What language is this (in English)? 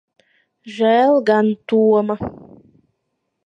Latvian